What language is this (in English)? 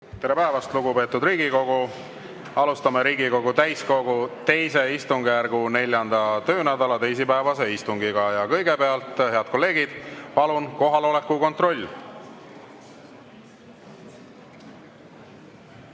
Estonian